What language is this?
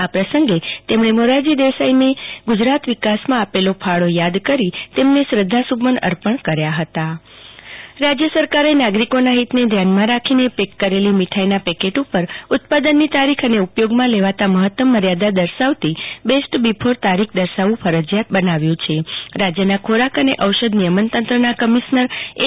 Gujarati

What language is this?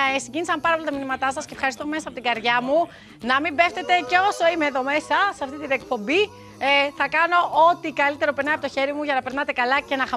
Greek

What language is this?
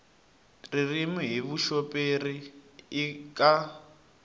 Tsonga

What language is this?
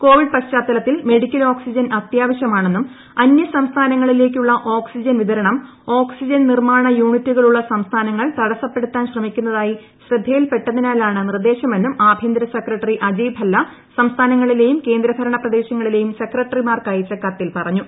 Malayalam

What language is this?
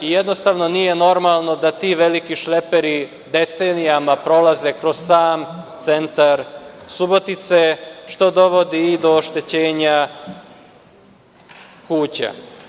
Serbian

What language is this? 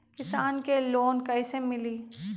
Magahi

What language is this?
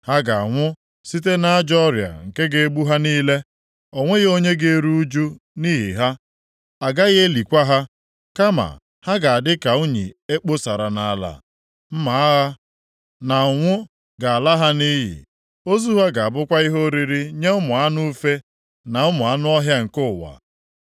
Igbo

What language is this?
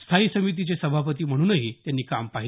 Marathi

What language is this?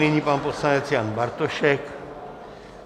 Czech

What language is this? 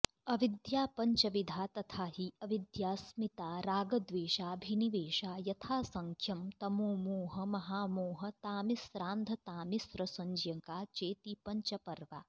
Sanskrit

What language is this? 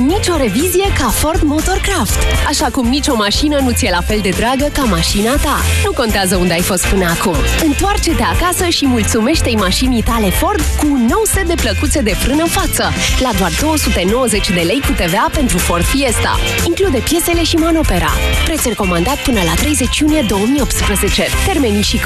Romanian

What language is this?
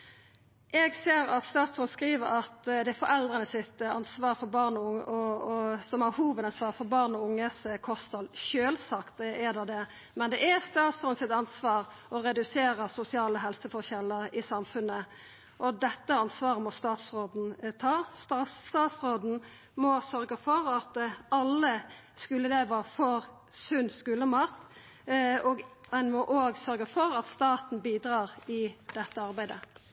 Norwegian Nynorsk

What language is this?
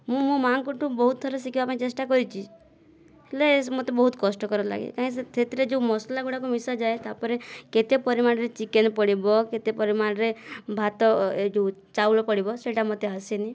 Odia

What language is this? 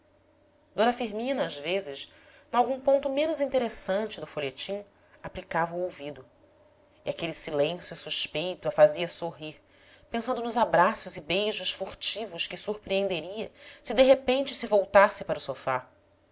Portuguese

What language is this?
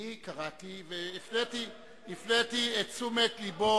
Hebrew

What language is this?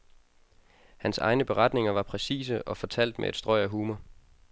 Danish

